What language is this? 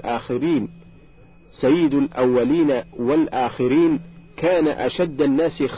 Arabic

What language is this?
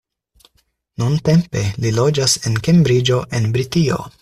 Esperanto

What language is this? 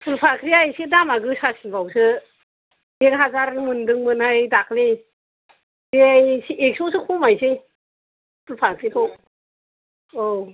Bodo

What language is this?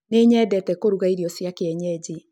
Kikuyu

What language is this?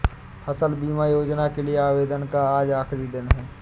Hindi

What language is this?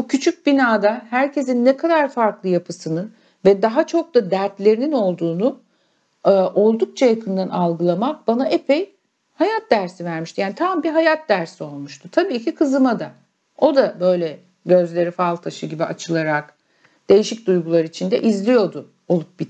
Turkish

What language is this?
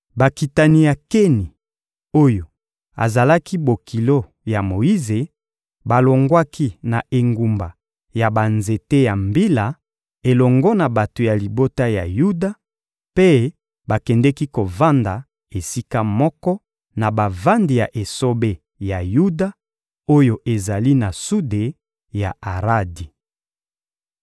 Lingala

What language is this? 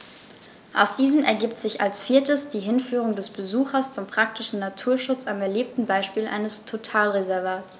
German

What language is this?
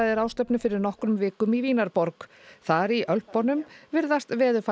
Icelandic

